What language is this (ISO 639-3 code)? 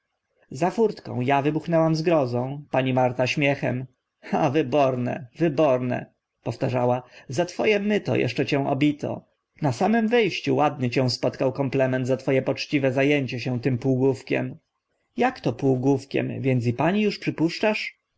pol